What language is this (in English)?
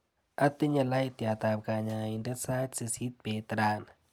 Kalenjin